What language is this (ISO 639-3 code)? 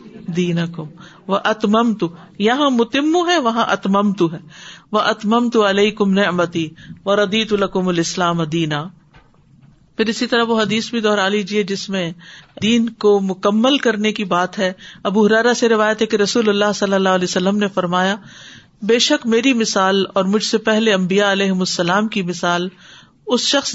urd